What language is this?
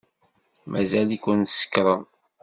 Kabyle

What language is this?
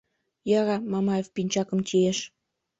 Mari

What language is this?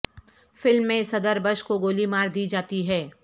Urdu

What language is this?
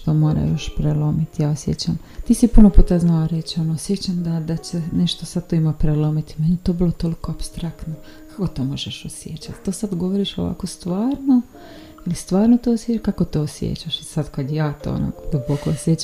Croatian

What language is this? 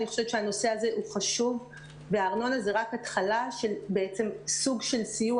Hebrew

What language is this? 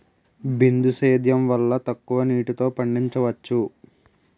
Telugu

